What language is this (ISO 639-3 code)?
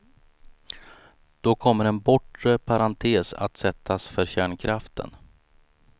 swe